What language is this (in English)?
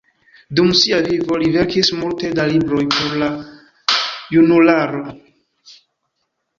Esperanto